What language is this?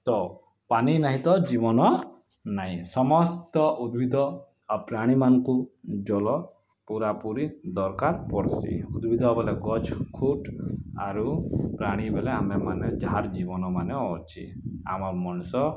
Odia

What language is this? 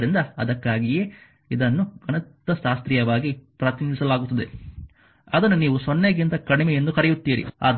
Kannada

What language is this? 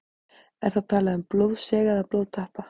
Icelandic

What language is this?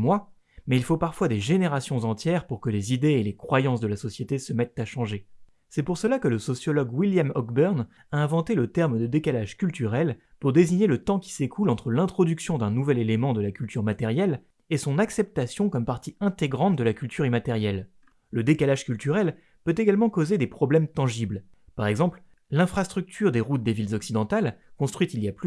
French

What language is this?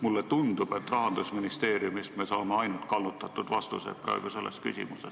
Estonian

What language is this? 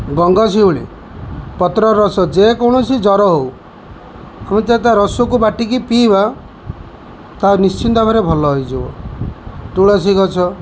Odia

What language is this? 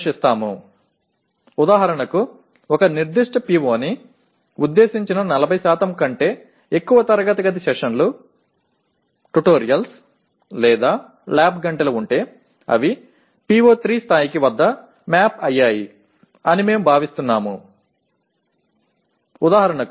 Tamil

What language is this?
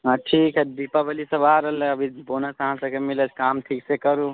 Maithili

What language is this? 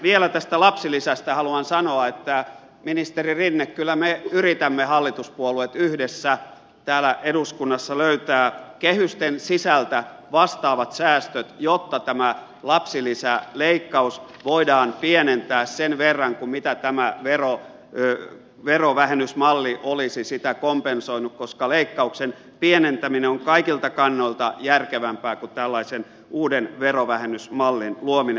Finnish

